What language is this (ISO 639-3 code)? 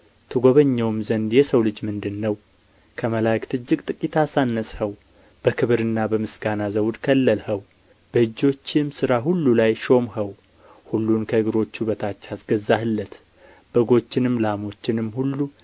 amh